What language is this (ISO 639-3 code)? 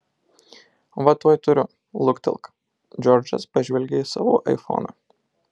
lit